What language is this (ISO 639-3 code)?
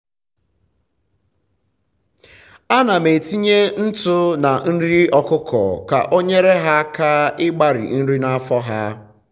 ibo